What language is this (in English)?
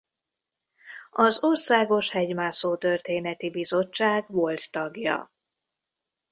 Hungarian